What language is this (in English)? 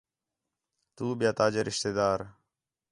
Khetrani